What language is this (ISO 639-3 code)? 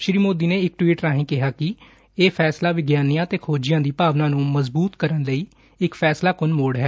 pan